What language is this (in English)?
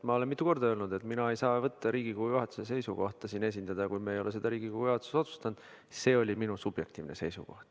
Estonian